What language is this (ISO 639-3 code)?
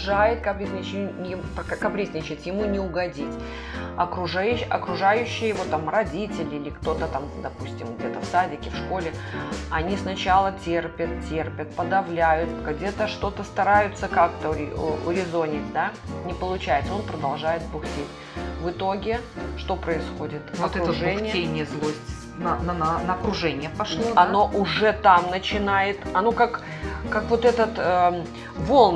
rus